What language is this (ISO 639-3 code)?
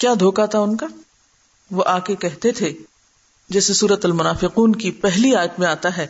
urd